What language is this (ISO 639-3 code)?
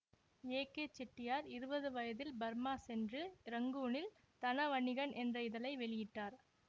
tam